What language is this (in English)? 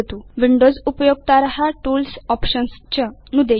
Sanskrit